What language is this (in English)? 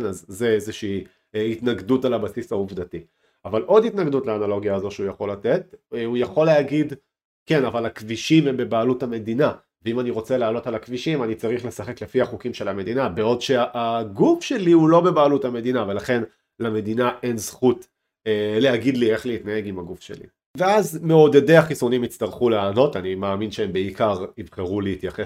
Hebrew